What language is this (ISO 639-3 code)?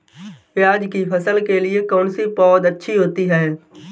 hin